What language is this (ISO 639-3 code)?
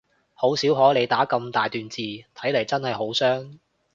yue